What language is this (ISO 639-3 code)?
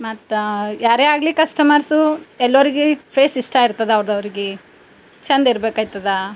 kan